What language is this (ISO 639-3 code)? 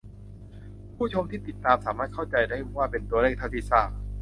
tha